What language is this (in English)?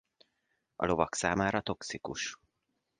Hungarian